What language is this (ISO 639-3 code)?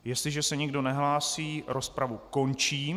ces